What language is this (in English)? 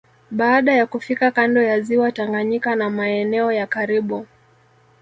Swahili